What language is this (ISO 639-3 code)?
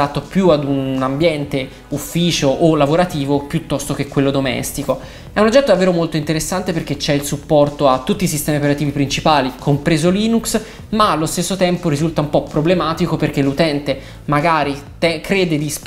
ita